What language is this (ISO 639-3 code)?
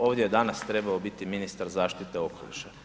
hrv